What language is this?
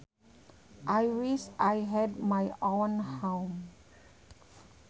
Sundanese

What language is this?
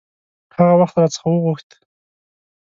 Pashto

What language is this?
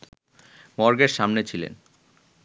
Bangla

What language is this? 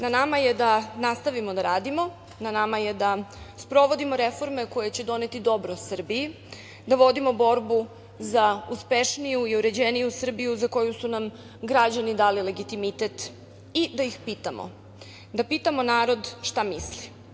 Serbian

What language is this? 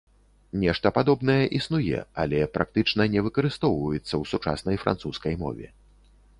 Belarusian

